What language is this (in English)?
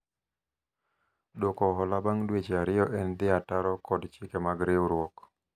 Luo (Kenya and Tanzania)